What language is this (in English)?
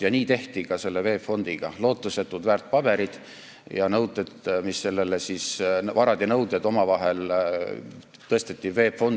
Estonian